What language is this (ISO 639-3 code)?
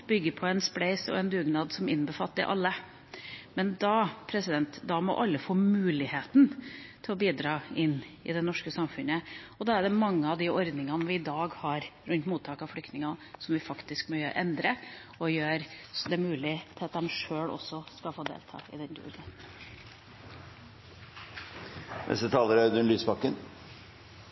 nob